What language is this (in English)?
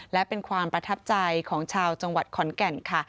Thai